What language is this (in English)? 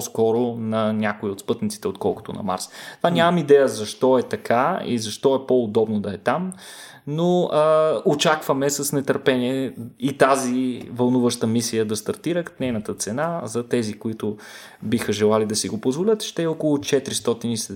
Bulgarian